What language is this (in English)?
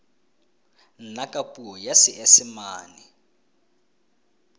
Tswana